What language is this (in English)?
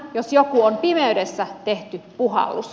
Finnish